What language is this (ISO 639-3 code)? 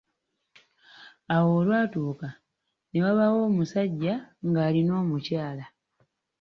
lug